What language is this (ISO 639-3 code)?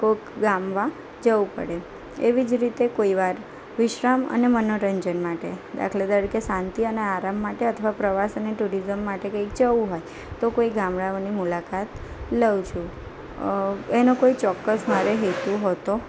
guj